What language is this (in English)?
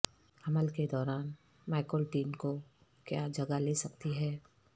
Urdu